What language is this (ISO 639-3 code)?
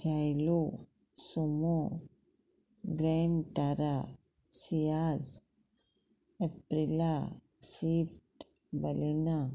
kok